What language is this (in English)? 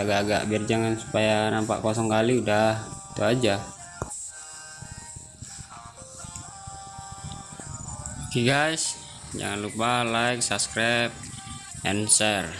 Indonesian